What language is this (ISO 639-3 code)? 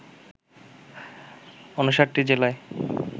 ben